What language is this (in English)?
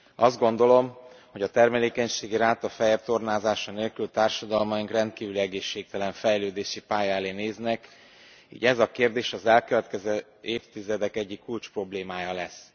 Hungarian